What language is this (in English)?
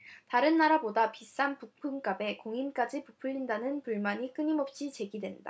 Korean